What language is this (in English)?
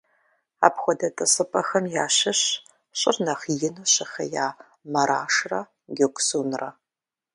Kabardian